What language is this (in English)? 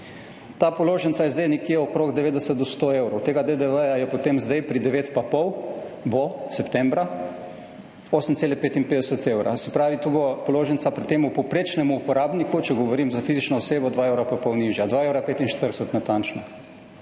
Slovenian